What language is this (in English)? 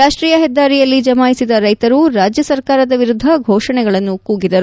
Kannada